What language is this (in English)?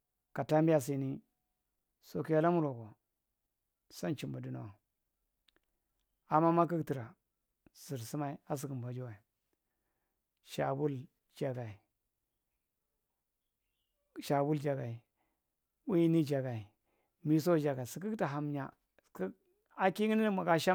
Marghi Central